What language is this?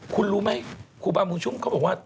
Thai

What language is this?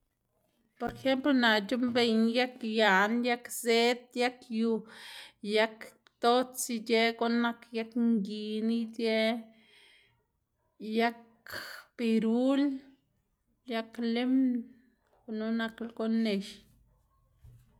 Xanaguía Zapotec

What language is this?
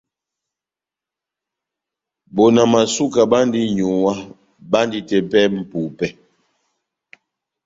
Batanga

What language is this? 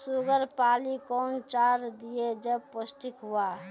Maithili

